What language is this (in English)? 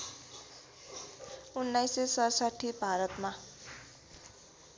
Nepali